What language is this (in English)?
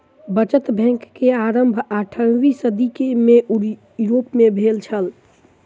Maithili